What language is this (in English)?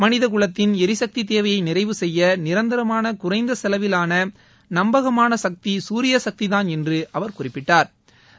Tamil